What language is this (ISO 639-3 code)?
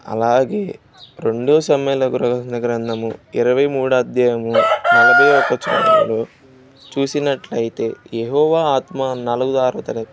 tel